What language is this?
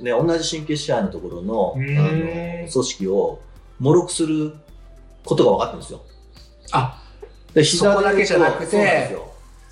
Japanese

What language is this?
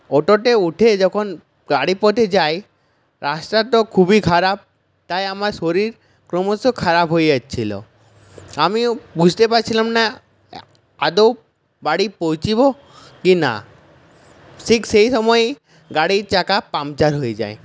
Bangla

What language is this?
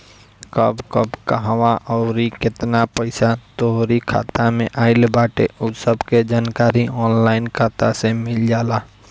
Bhojpuri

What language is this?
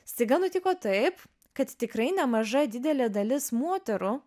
Lithuanian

